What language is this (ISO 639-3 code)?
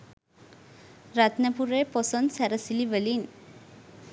sin